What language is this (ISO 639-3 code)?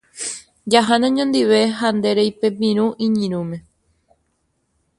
grn